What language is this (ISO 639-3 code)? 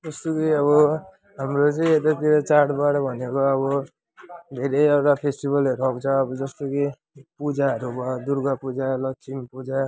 nep